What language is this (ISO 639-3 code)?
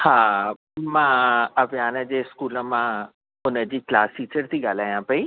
snd